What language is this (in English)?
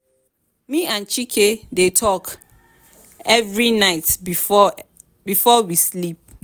Nigerian Pidgin